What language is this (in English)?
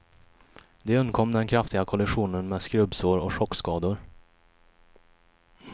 Swedish